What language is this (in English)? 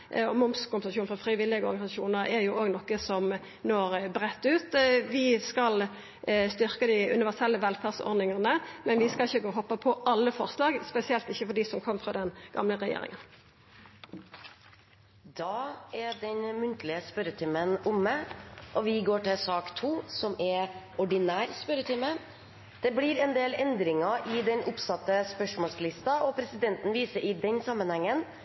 Norwegian